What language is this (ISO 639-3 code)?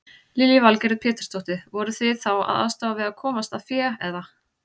isl